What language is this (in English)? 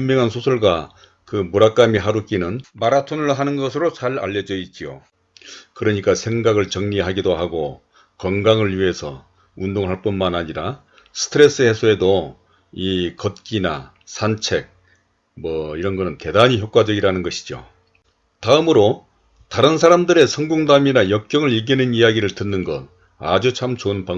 Korean